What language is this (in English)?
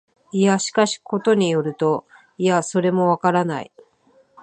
Japanese